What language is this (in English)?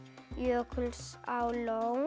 Icelandic